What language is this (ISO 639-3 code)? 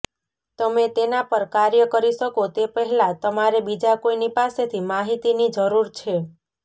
guj